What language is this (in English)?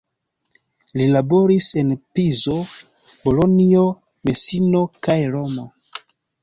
Esperanto